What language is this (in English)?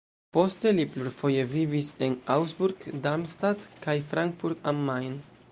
Esperanto